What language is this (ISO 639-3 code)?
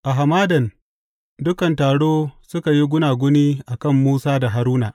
hau